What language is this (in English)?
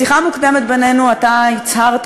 Hebrew